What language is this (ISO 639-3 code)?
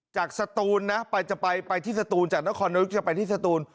tha